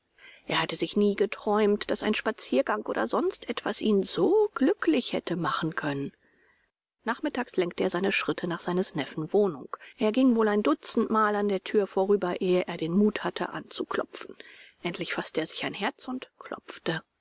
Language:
German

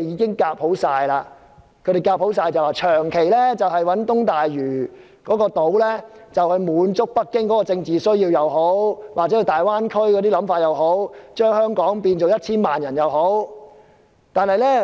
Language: Cantonese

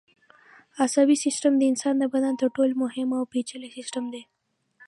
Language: Pashto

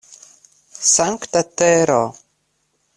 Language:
Esperanto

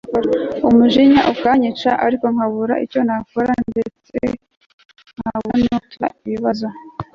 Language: Kinyarwanda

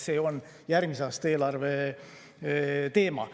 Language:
Estonian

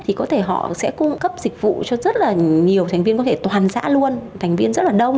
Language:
Vietnamese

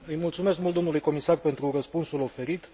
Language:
Romanian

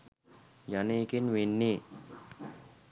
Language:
Sinhala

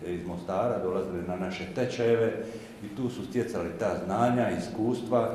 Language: Croatian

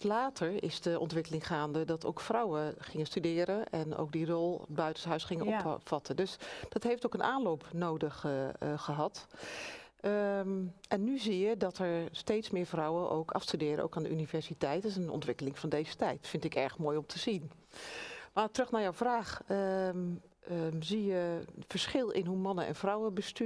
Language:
Dutch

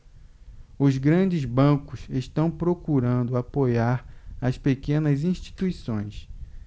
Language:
Portuguese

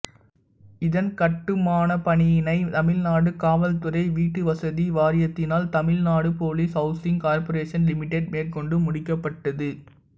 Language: Tamil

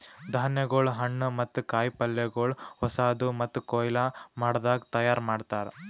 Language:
Kannada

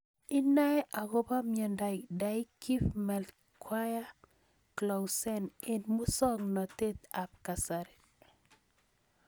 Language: Kalenjin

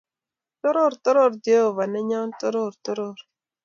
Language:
Kalenjin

